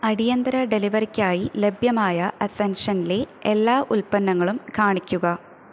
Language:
Malayalam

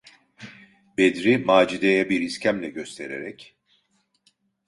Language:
Turkish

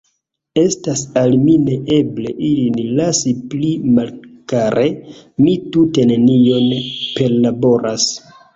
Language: Esperanto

